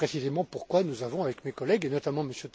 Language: French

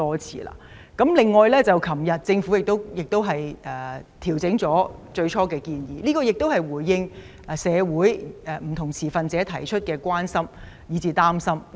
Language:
Cantonese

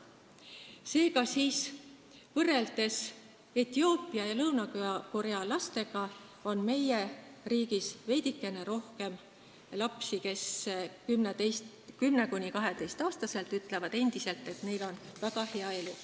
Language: Estonian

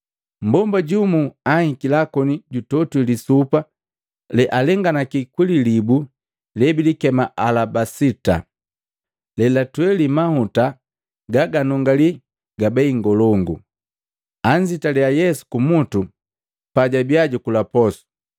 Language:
Matengo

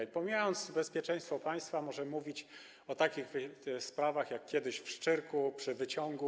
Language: Polish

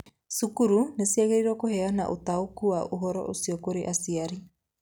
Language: Kikuyu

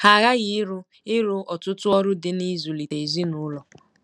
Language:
Igbo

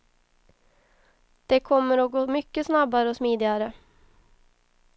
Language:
Swedish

